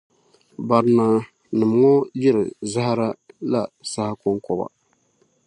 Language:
Dagbani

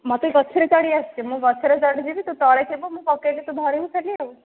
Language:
Odia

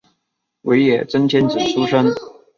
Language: Chinese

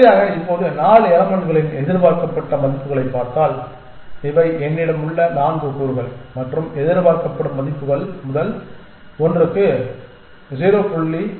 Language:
Tamil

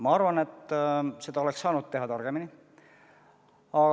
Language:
Estonian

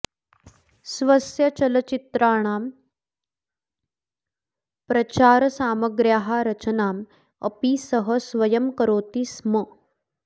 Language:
Sanskrit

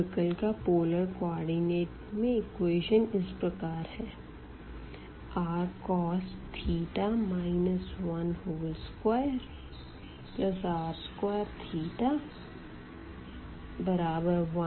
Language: Hindi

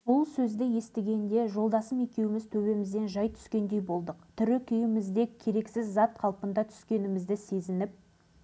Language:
Kazakh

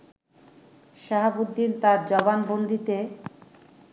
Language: Bangla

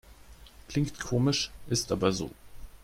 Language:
German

